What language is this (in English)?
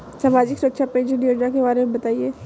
Hindi